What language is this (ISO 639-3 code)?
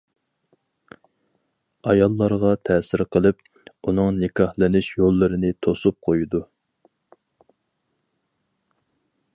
uig